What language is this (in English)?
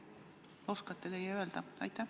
Estonian